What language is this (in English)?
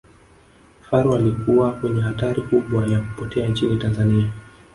Swahili